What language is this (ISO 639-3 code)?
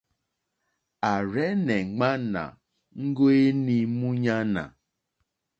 bri